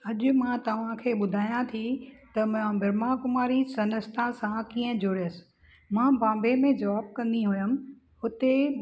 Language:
Sindhi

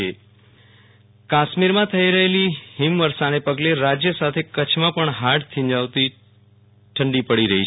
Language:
Gujarati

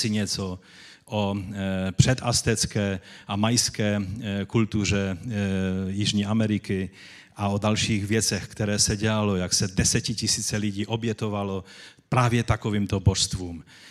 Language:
Czech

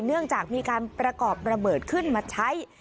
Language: Thai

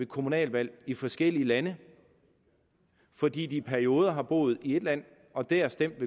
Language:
Danish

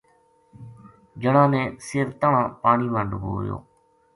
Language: Gujari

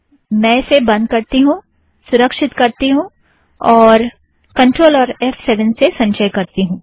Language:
Hindi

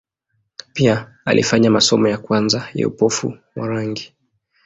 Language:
Swahili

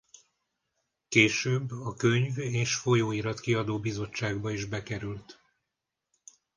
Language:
Hungarian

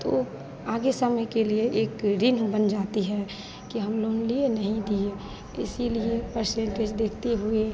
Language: Hindi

